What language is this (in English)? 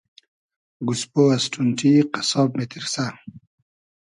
Hazaragi